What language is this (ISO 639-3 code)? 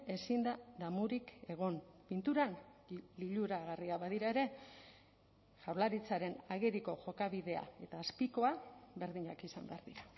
eus